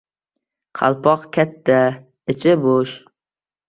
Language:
Uzbek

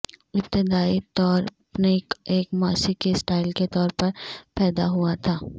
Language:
Urdu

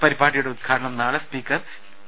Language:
Malayalam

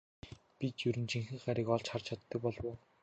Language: Mongolian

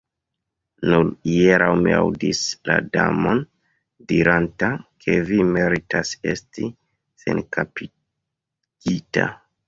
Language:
Esperanto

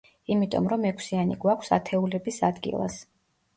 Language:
Georgian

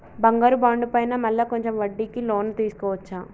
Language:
Telugu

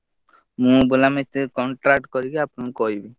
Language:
Odia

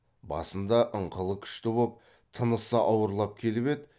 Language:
Kazakh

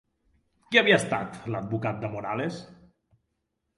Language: Catalan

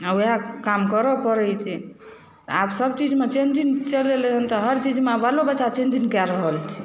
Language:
Maithili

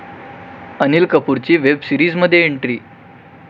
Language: Marathi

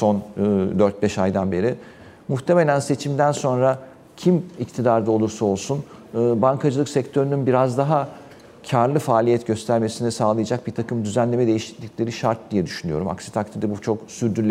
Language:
Turkish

